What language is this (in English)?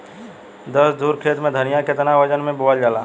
Bhojpuri